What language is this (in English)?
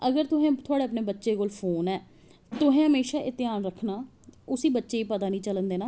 Dogri